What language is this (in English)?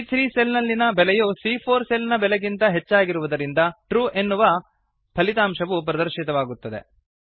Kannada